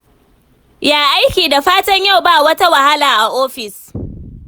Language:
Hausa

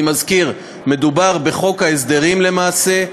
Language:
Hebrew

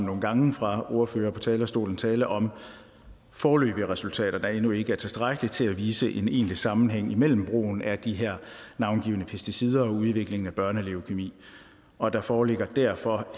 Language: Danish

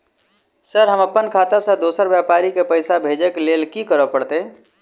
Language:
Maithili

